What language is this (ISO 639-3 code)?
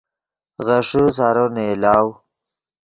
ydg